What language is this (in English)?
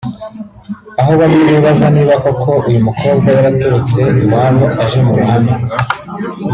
Kinyarwanda